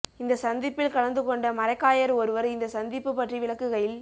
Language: Tamil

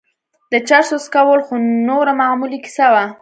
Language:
Pashto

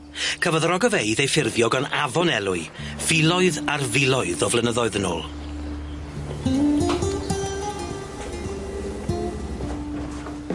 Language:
Welsh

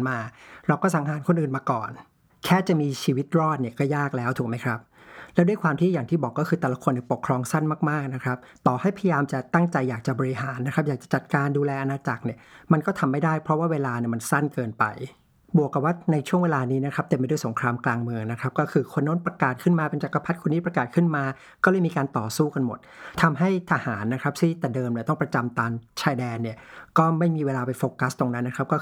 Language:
Thai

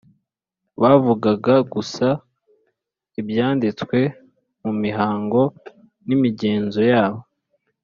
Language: Kinyarwanda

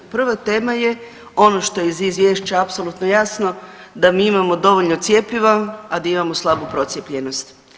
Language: Croatian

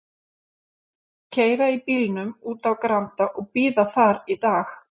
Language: Icelandic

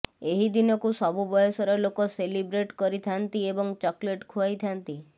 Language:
Odia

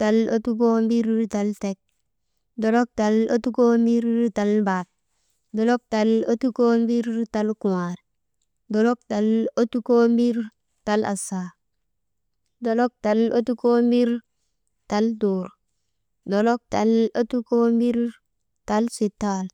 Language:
Maba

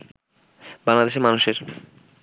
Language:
Bangla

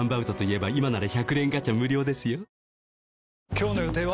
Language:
Japanese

